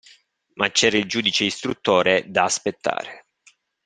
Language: Italian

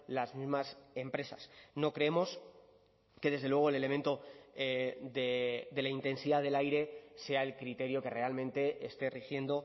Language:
Spanish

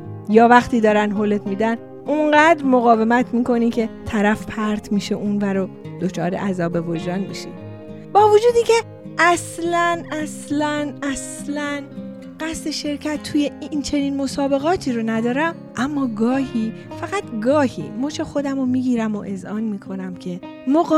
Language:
Persian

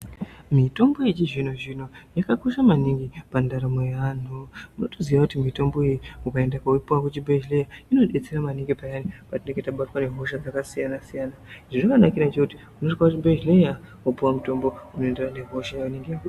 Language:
Ndau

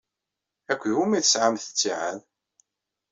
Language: Kabyle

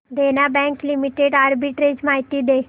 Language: Marathi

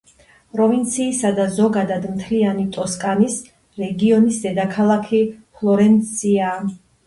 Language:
Georgian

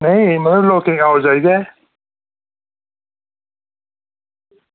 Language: Dogri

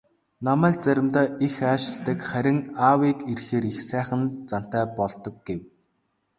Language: Mongolian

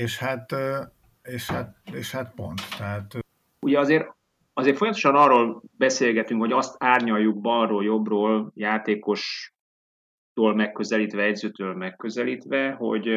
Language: Hungarian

